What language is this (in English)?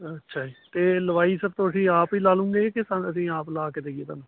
Punjabi